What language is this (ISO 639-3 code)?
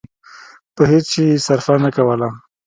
pus